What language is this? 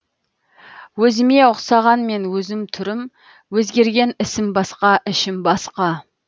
Kazakh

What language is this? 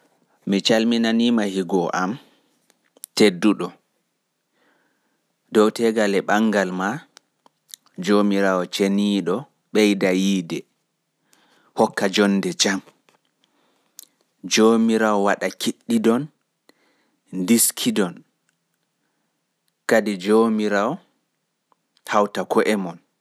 Pular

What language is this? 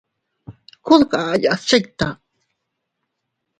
Teutila Cuicatec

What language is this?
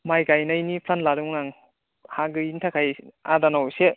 Bodo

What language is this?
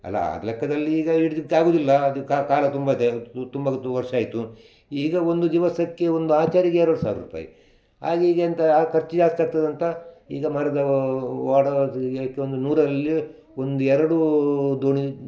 Kannada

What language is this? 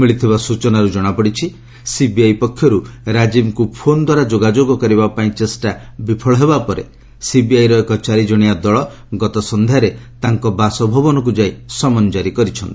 Odia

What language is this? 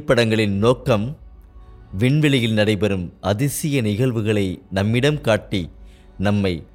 Tamil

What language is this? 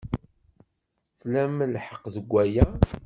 Kabyle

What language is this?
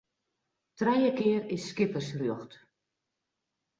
Western Frisian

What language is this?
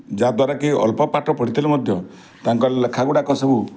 Odia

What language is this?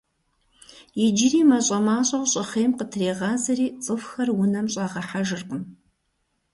Kabardian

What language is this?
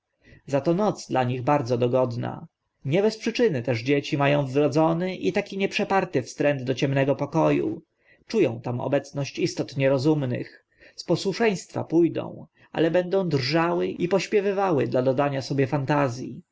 Polish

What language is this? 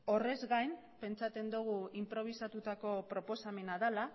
Basque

